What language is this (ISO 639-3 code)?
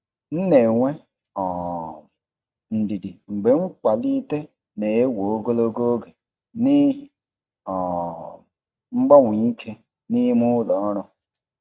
ibo